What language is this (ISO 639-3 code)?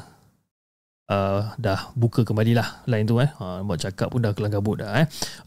msa